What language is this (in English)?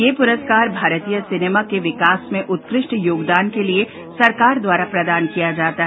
Hindi